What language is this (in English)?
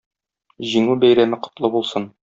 Tatar